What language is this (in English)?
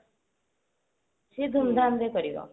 Odia